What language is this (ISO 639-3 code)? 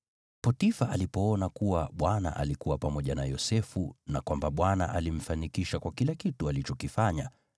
swa